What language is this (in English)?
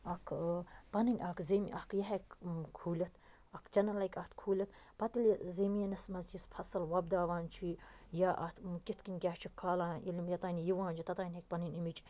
Kashmiri